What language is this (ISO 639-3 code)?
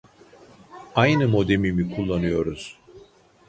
tur